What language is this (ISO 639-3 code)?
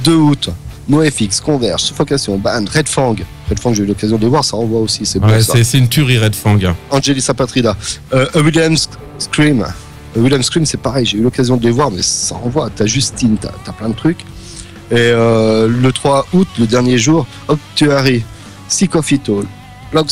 fra